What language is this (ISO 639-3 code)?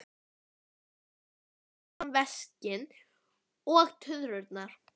isl